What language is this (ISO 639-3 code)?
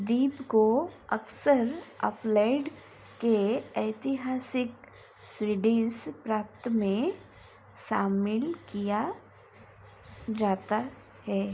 hin